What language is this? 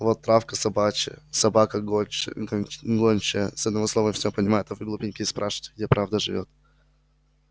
Russian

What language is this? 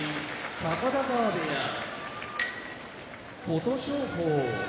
Japanese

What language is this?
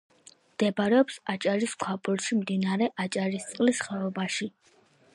Georgian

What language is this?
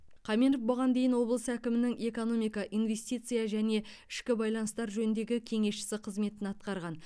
Kazakh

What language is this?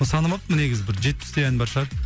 Kazakh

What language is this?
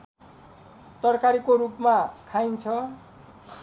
Nepali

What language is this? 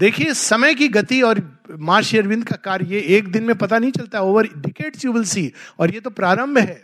Hindi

